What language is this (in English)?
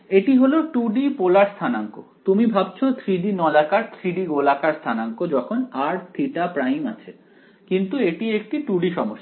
Bangla